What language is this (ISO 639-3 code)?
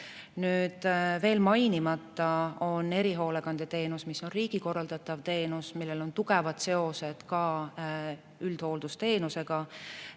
est